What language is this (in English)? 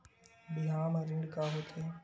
Chhattisgarhi